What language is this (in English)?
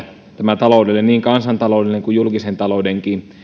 Finnish